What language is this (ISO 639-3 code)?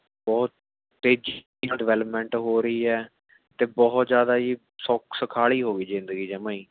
pan